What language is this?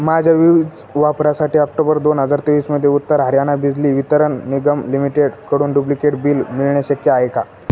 Marathi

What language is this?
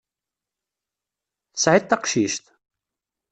Kabyle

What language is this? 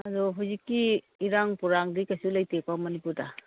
Manipuri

